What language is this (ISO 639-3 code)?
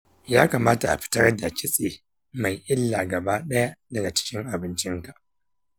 hau